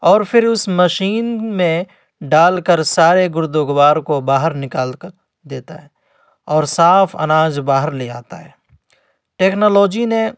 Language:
Urdu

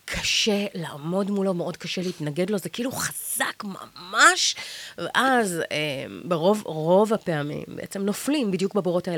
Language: Hebrew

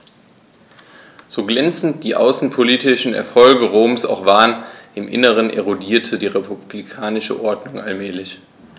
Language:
German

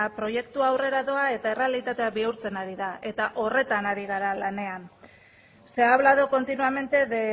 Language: Basque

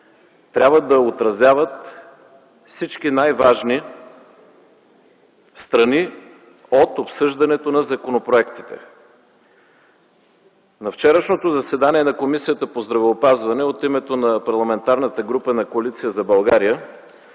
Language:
Bulgarian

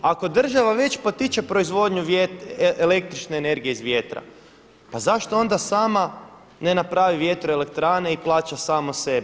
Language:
Croatian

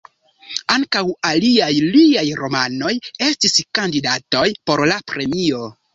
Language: Esperanto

